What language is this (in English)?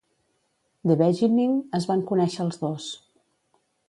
Catalan